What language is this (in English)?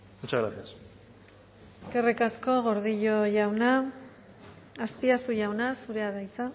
Basque